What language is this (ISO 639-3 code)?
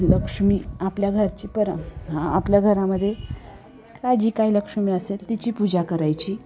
mar